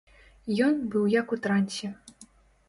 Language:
Belarusian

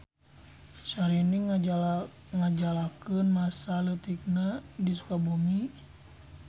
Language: Sundanese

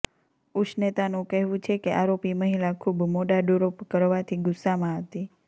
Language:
Gujarati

